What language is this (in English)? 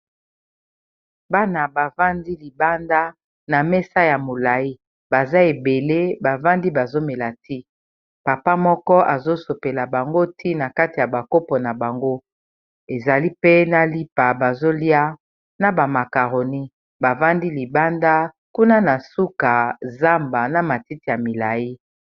Lingala